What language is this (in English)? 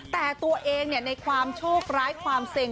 Thai